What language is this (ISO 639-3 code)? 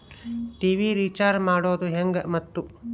kan